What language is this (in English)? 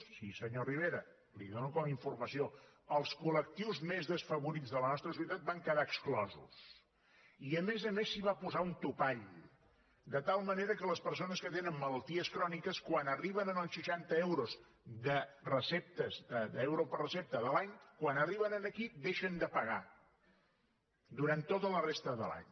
Catalan